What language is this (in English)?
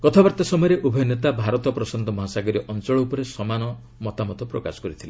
Odia